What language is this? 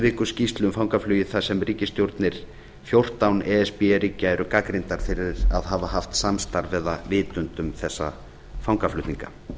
Icelandic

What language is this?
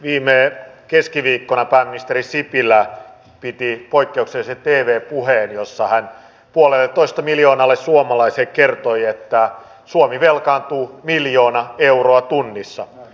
Finnish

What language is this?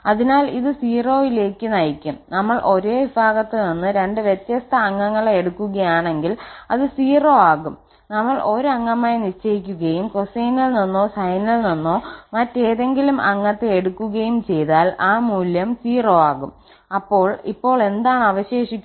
Malayalam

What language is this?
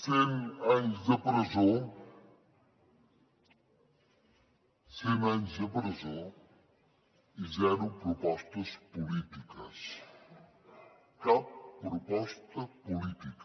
Catalan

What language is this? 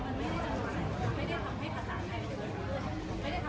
Thai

